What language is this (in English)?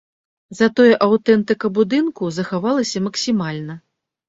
Belarusian